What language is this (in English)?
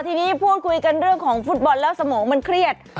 Thai